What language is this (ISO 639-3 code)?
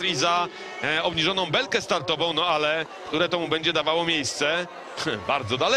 pol